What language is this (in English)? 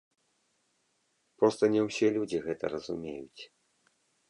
Belarusian